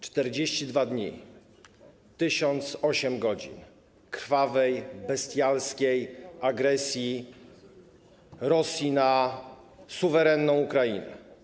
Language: Polish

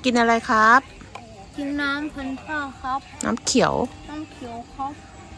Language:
Thai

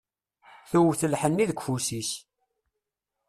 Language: Kabyle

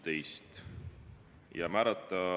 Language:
Estonian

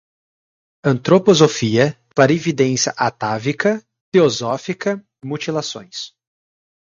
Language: Portuguese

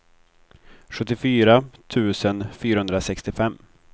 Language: Swedish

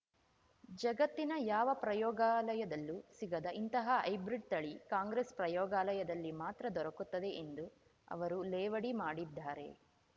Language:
Kannada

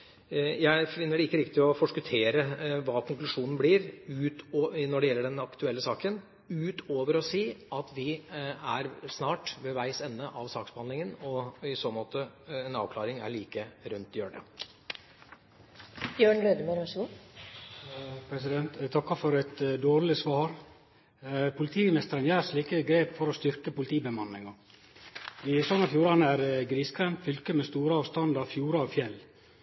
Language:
Norwegian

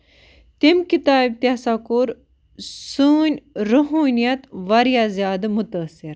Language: Kashmiri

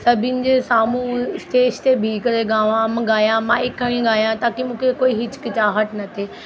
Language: Sindhi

